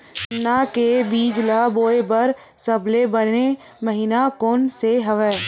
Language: Chhattisgarhi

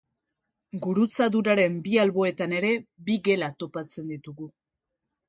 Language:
Basque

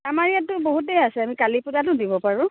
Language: Assamese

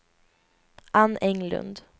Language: Swedish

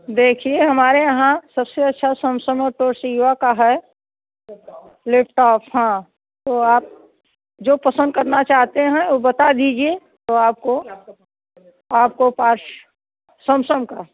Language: Hindi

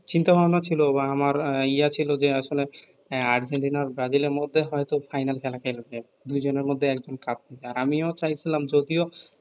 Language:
Bangla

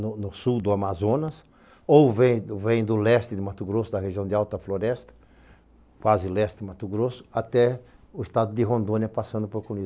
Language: Portuguese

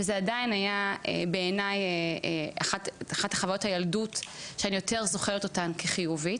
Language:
Hebrew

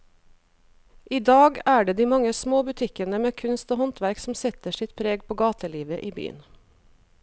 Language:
Norwegian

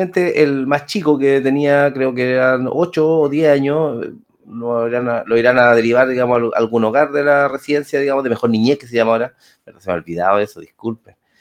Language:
Spanish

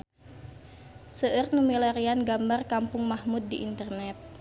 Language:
Sundanese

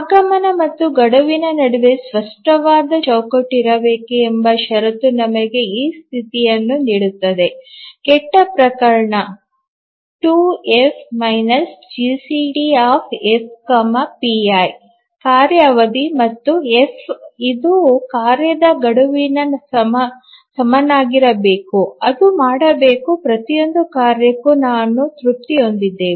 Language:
Kannada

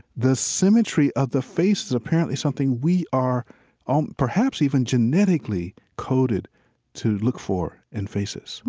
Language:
English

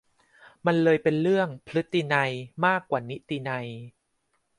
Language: Thai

